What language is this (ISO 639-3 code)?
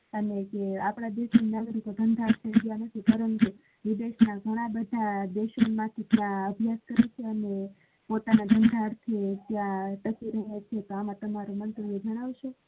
guj